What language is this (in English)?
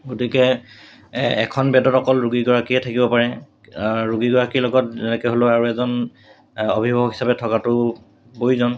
Assamese